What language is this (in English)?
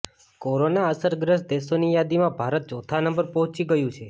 Gujarati